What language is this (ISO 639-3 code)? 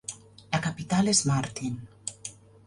cat